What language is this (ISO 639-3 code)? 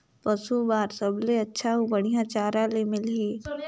hne